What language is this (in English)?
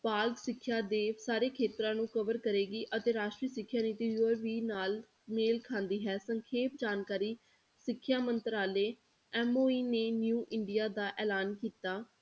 Punjabi